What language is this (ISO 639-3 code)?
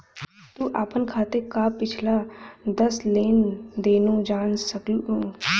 bho